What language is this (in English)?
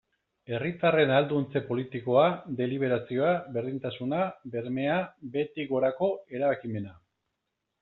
Basque